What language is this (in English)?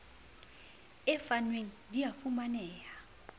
Southern Sotho